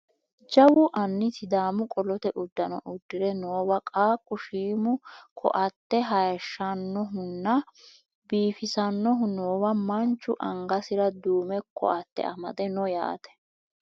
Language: Sidamo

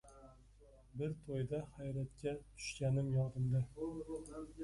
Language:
Uzbek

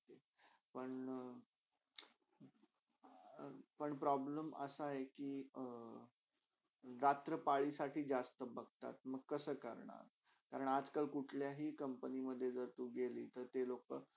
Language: Marathi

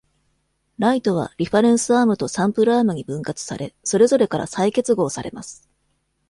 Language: Japanese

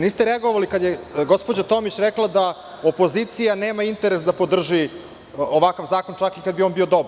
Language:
Serbian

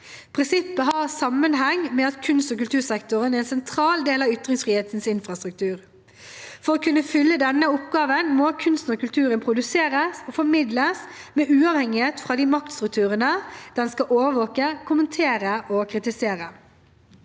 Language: Norwegian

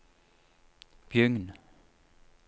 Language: Norwegian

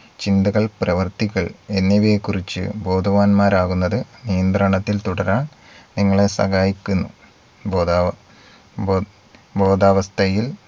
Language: Malayalam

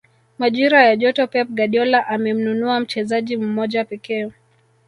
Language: Swahili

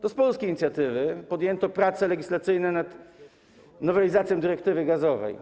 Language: Polish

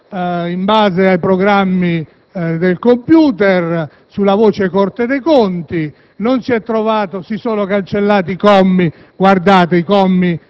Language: Italian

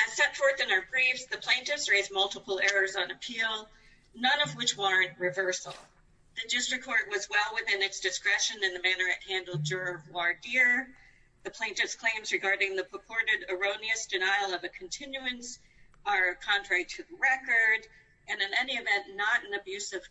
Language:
English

